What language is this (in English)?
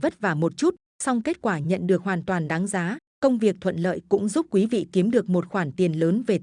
Vietnamese